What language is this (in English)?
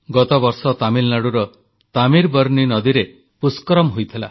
Odia